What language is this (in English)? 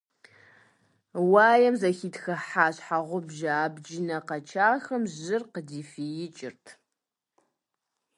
Kabardian